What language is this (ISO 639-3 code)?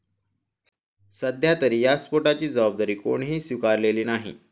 mar